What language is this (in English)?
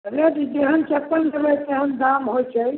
Maithili